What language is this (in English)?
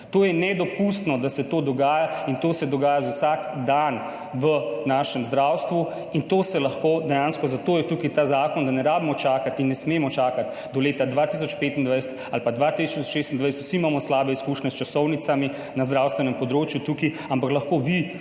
Slovenian